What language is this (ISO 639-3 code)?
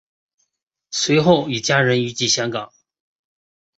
zho